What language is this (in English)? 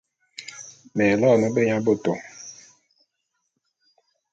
Bulu